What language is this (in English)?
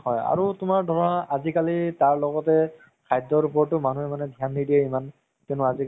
Assamese